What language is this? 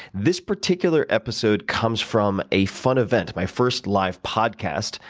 English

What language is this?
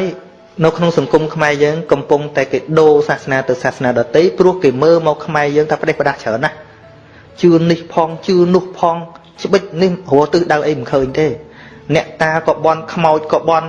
Vietnamese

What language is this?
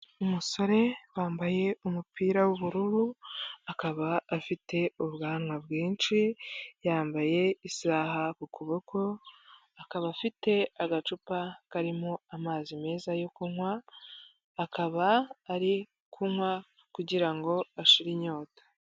Kinyarwanda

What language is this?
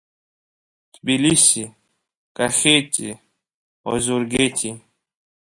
Abkhazian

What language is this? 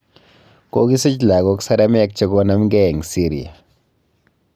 Kalenjin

